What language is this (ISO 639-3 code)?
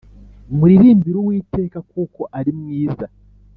kin